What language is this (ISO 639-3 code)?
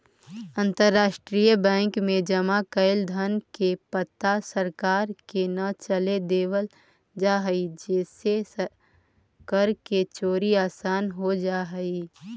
mag